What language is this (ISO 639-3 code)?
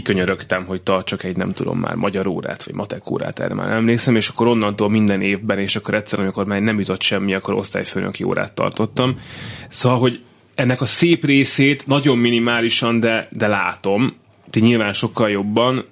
hun